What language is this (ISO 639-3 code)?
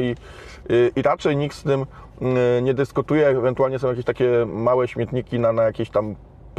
pol